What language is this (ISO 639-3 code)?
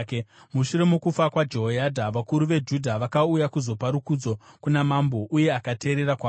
sna